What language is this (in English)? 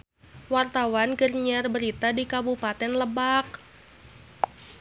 Sundanese